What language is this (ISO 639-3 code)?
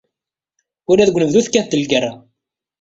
kab